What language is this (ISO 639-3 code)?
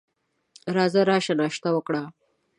pus